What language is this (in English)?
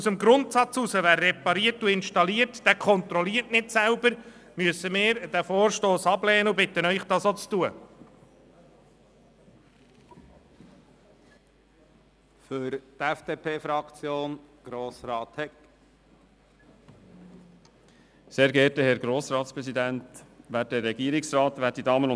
Swiss German